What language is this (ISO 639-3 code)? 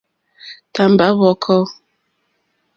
bri